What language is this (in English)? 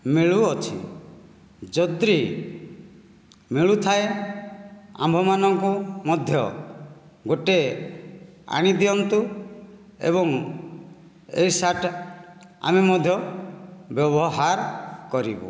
Odia